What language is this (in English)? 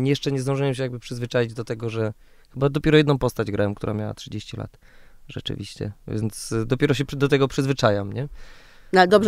Polish